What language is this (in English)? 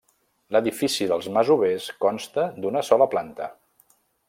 Catalan